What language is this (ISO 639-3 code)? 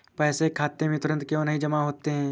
hin